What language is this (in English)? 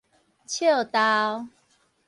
Min Nan Chinese